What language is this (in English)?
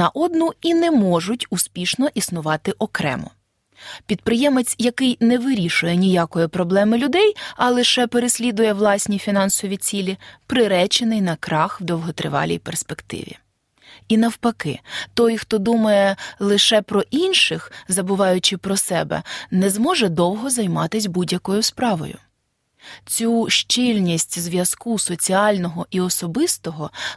Ukrainian